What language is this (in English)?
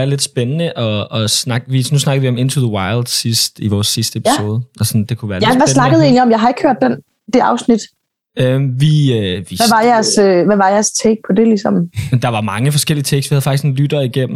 Danish